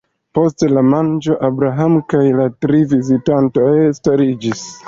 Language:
Esperanto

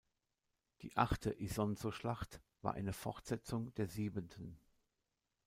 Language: German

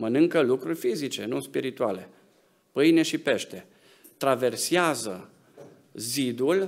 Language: Romanian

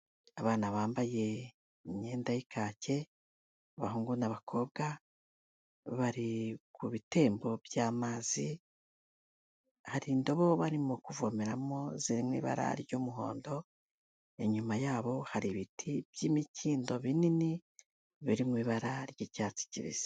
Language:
Kinyarwanda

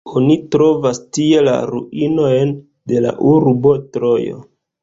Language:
Esperanto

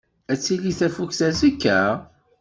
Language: Kabyle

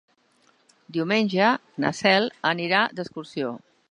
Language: Catalan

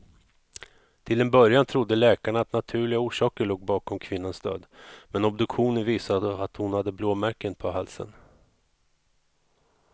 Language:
Swedish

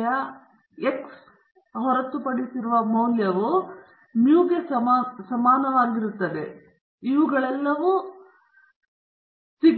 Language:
Kannada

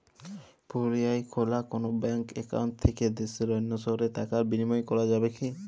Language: Bangla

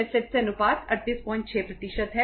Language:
Hindi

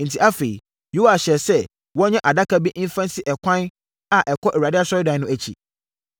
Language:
Akan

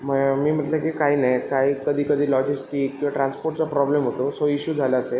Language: Marathi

